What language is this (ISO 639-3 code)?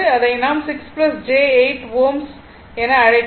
tam